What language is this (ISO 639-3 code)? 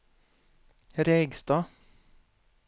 nor